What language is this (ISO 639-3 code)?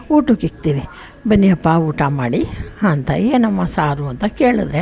kan